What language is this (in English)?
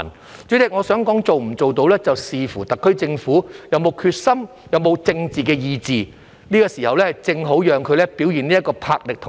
Cantonese